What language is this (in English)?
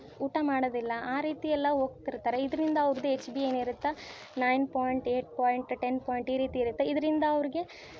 Kannada